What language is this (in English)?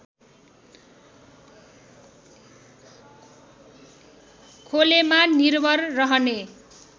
Nepali